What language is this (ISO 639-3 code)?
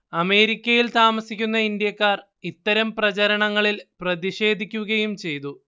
mal